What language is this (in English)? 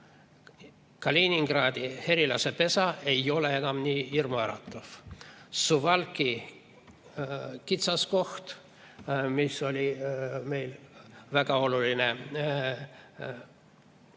Estonian